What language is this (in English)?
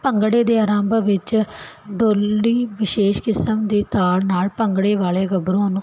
Punjabi